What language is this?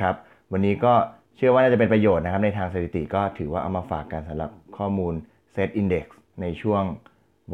Thai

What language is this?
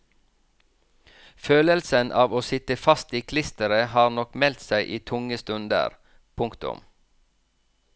Norwegian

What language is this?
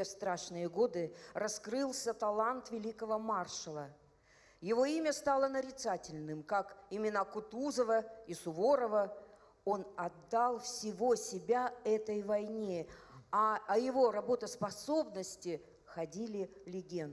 Russian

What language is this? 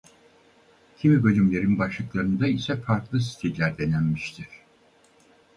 Turkish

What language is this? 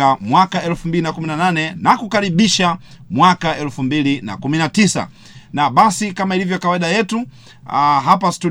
Swahili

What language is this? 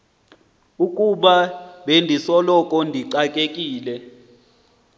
Xhosa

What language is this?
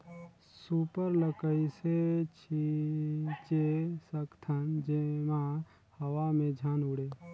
Chhattisgarhi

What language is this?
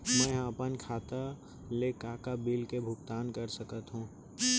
Chhattisgarhi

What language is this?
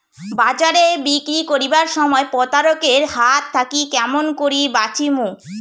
Bangla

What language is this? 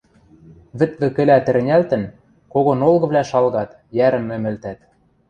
Western Mari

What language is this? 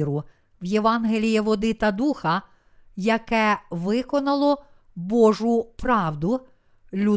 Ukrainian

